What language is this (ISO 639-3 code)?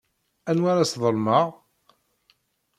kab